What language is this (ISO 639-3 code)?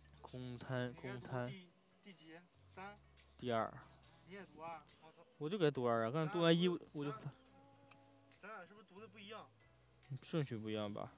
zho